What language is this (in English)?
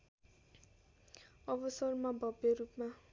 Nepali